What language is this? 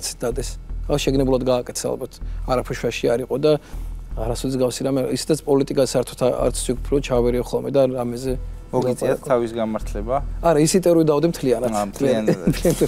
Arabic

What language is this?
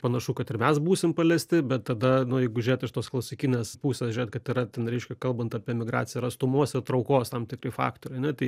Lithuanian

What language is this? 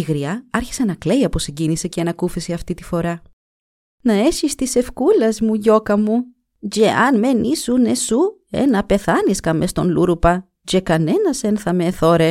Greek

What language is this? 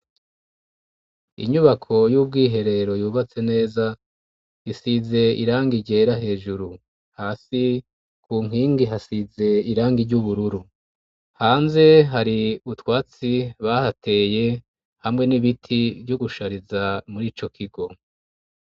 Rundi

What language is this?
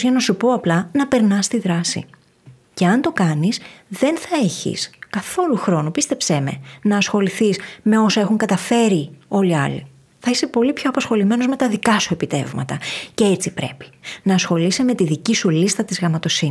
Greek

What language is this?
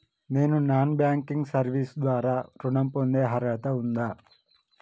Telugu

